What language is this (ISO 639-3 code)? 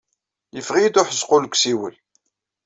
kab